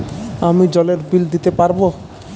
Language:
Bangla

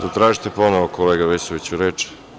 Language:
Serbian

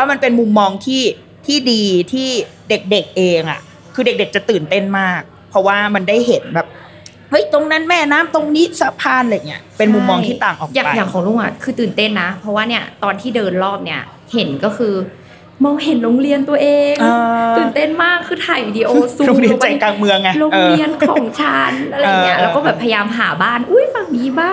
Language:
Thai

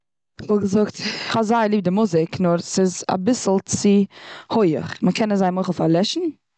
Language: Yiddish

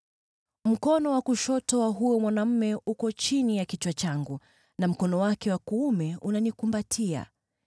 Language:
Swahili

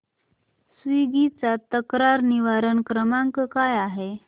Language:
Marathi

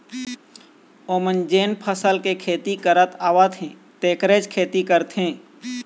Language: Chhattisgarhi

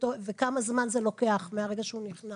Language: Hebrew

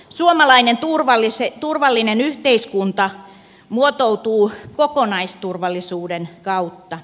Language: Finnish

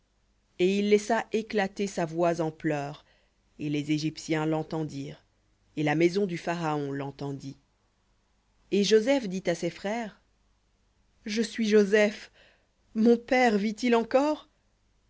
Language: French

